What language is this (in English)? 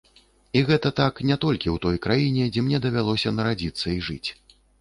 Belarusian